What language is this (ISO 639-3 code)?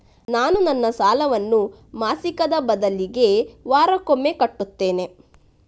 kan